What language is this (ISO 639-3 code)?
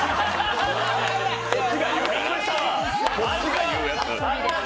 jpn